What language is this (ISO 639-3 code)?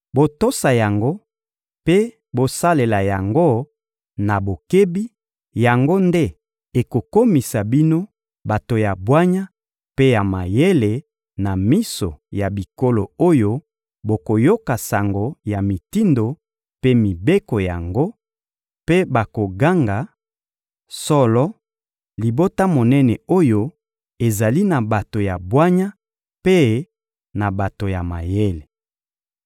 lin